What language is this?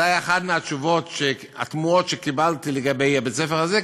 Hebrew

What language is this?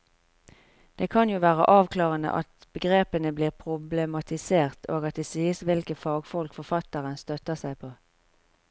Norwegian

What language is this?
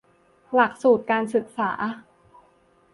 Thai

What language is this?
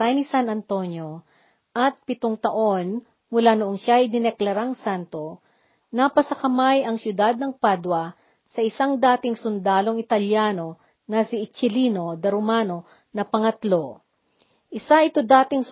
Filipino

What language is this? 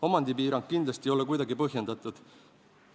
Estonian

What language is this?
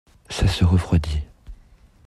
French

